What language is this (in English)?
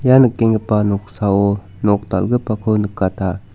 Garo